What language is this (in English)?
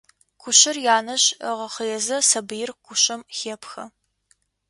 Adyghe